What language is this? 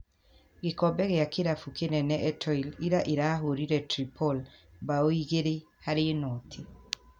Kikuyu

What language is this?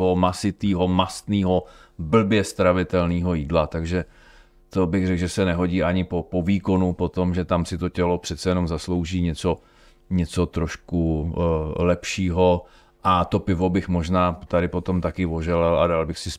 Czech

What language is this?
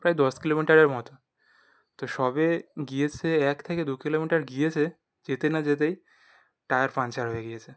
Bangla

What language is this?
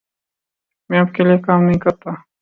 Urdu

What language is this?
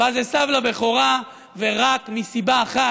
Hebrew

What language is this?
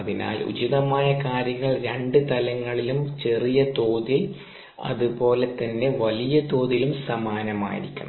Malayalam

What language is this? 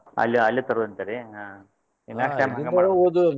Kannada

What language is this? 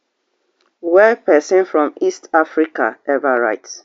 Nigerian Pidgin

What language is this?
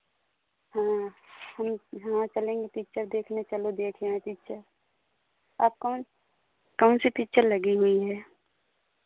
Hindi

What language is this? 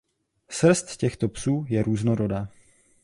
Czech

